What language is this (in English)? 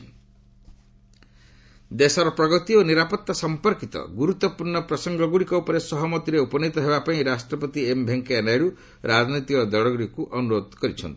Odia